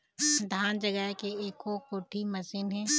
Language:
Chhattisgarhi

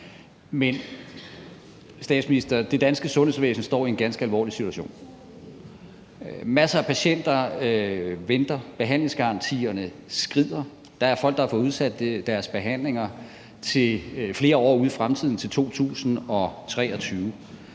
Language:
Danish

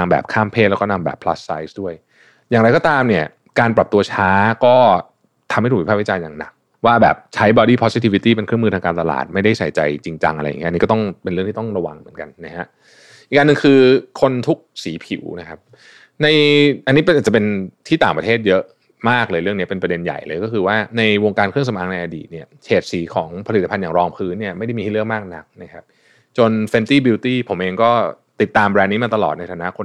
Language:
Thai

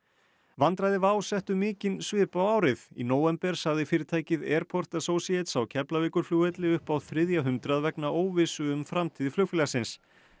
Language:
Icelandic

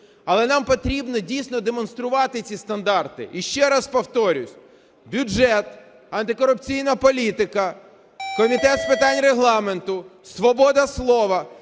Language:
Ukrainian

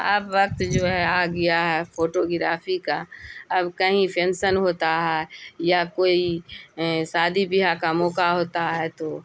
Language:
Urdu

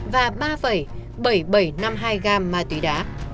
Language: Vietnamese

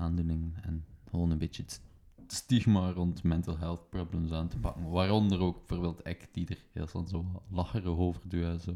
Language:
Dutch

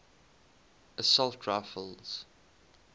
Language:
English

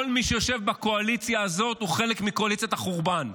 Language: Hebrew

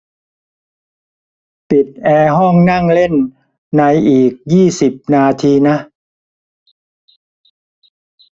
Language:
Thai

